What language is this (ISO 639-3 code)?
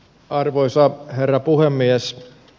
fin